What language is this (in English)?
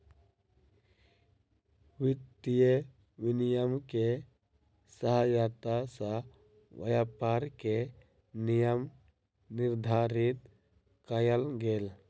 Maithili